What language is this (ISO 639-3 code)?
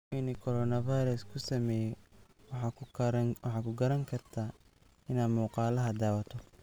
som